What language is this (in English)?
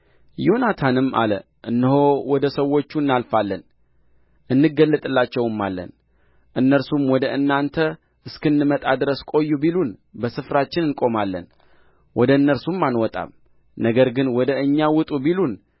Amharic